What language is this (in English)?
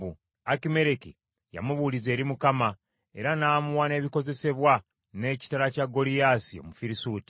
Ganda